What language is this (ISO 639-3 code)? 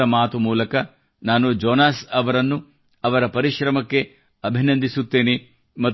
kan